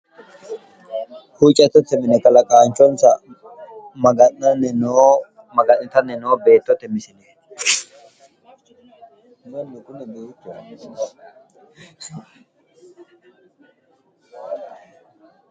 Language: Sidamo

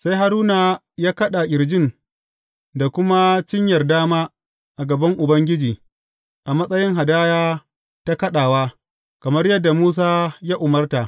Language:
Hausa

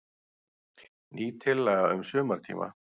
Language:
Icelandic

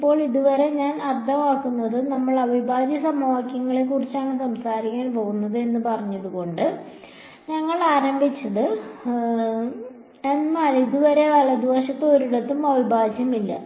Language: Malayalam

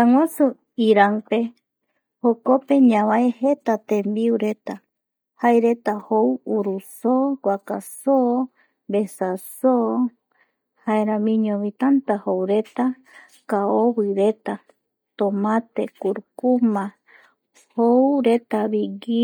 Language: Eastern Bolivian Guaraní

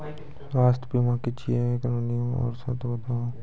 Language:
Maithili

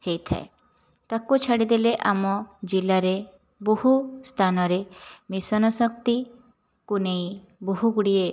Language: Odia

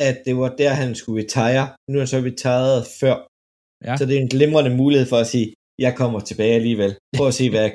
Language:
Danish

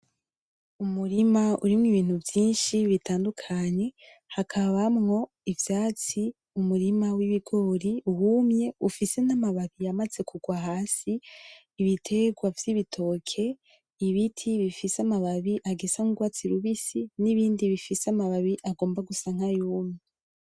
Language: Rundi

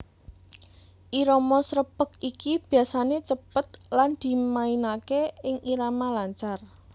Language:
Javanese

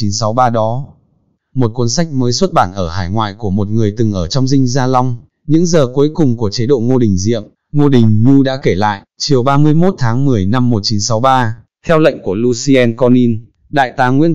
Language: Vietnamese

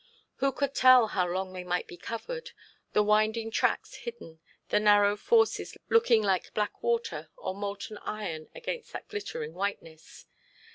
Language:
English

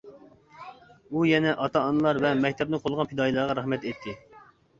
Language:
Uyghur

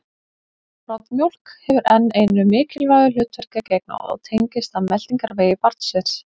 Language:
Icelandic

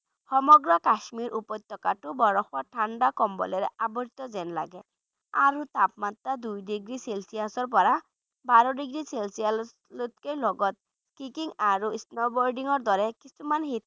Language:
Bangla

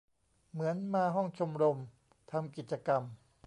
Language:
Thai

